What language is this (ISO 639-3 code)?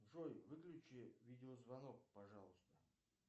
rus